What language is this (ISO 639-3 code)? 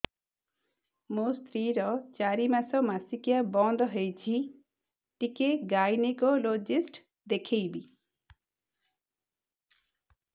ori